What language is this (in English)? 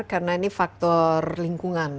Indonesian